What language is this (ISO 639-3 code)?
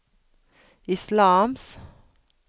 nor